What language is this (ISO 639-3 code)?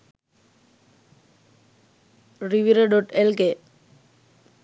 sin